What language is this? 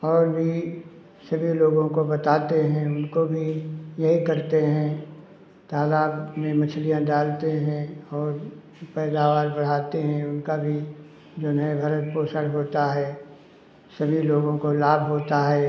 Hindi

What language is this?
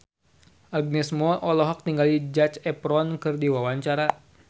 Sundanese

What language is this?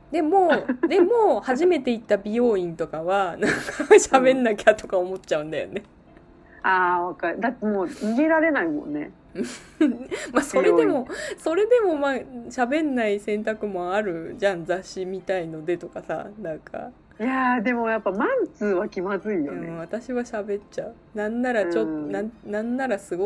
Japanese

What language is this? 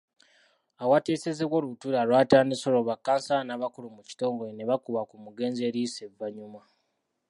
Ganda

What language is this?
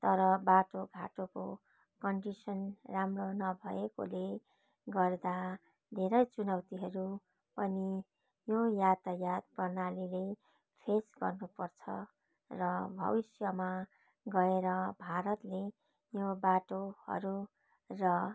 Nepali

